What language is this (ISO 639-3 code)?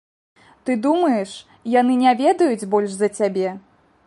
bel